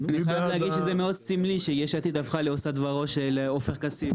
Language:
Hebrew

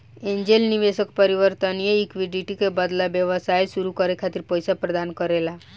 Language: Bhojpuri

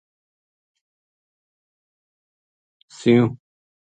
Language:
Gujari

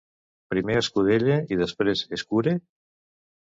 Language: Catalan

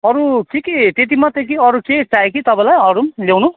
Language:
Nepali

